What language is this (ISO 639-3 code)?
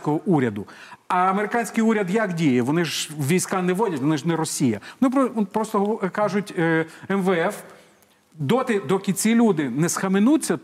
ukr